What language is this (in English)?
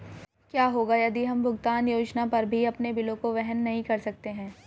Hindi